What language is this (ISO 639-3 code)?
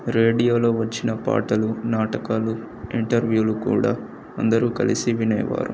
tel